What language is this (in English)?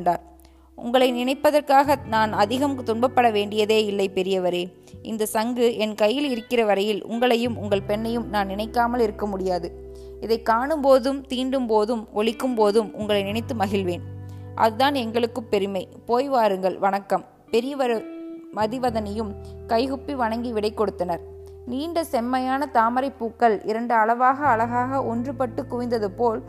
Tamil